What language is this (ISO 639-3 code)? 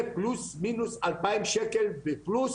heb